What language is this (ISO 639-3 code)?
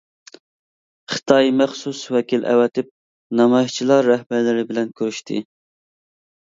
uig